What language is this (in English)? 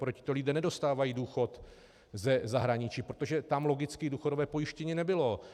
Czech